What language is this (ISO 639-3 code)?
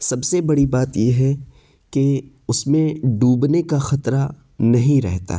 urd